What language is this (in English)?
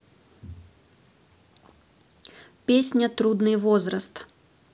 Russian